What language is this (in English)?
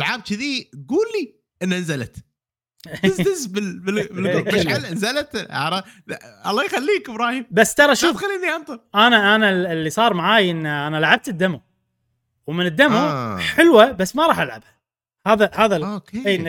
Arabic